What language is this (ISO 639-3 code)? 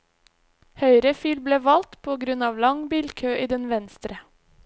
nor